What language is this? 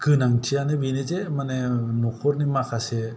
Bodo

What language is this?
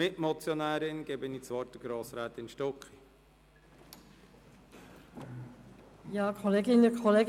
Swiss German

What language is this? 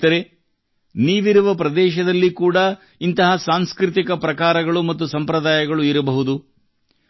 Kannada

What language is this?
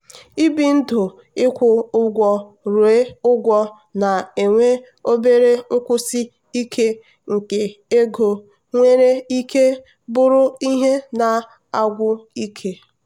Igbo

